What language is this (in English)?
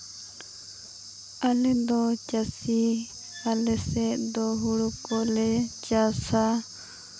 Santali